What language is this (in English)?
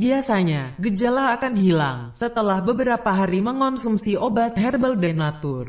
Indonesian